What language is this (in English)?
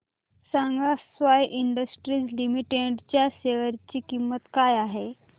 Marathi